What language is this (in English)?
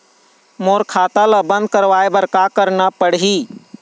Chhattisgarhi